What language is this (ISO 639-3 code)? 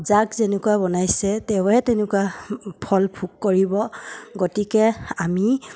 asm